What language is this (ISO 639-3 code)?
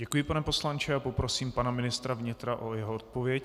ces